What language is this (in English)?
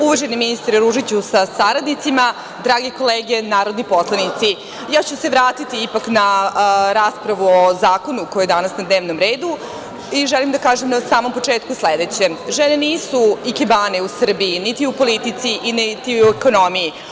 Serbian